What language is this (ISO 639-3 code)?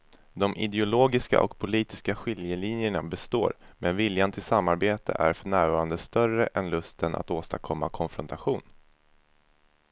swe